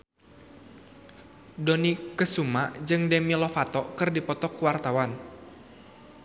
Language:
Sundanese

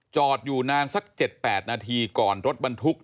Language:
Thai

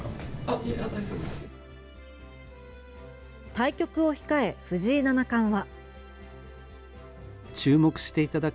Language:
Japanese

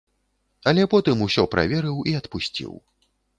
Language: Belarusian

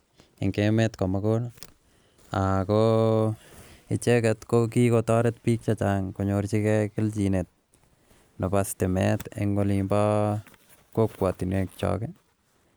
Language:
Kalenjin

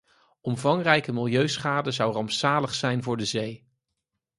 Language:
Dutch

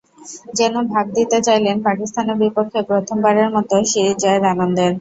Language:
Bangla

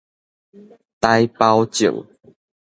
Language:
Min Nan Chinese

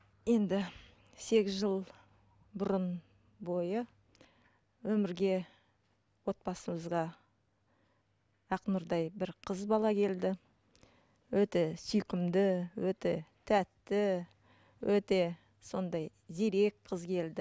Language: Kazakh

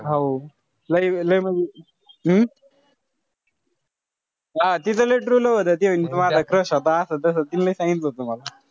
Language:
Marathi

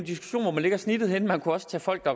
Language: Danish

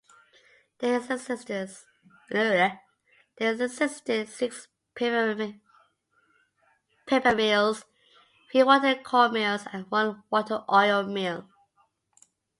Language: English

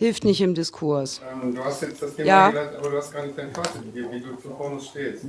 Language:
German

